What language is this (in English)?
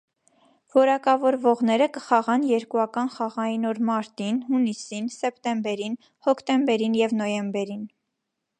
Armenian